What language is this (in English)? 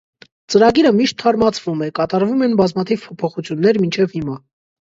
Armenian